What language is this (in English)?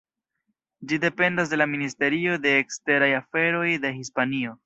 Esperanto